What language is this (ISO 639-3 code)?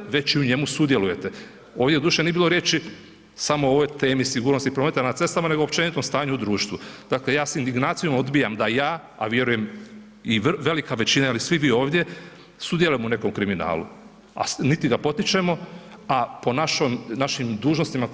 hrv